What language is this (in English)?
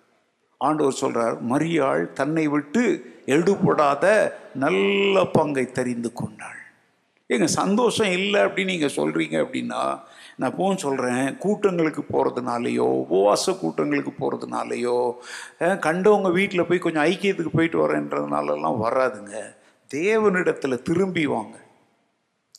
Tamil